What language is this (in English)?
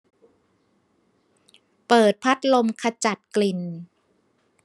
Thai